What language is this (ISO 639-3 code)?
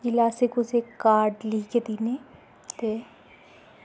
doi